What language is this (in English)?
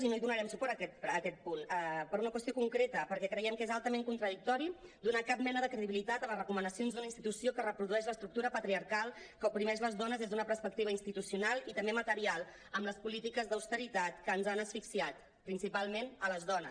Catalan